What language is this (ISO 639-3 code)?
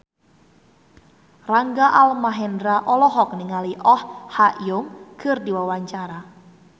sun